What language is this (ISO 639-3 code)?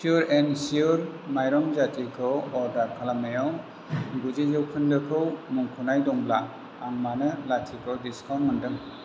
brx